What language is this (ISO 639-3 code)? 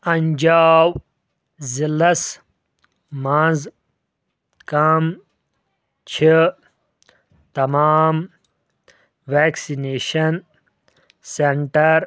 kas